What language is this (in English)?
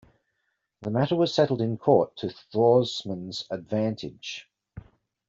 English